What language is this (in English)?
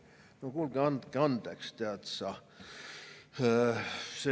Estonian